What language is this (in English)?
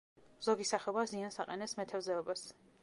Georgian